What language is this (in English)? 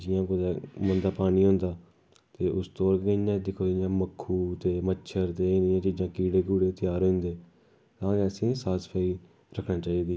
Dogri